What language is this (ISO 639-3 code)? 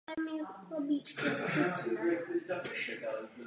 ces